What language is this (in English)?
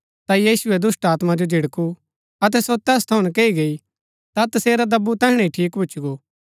Gaddi